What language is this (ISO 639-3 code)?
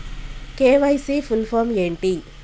tel